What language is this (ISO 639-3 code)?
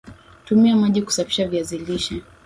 swa